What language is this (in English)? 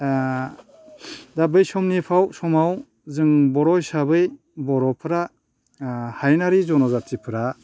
Bodo